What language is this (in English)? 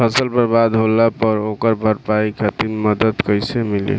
Bhojpuri